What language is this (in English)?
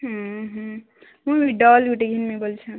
Odia